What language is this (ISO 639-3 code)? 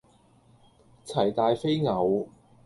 yue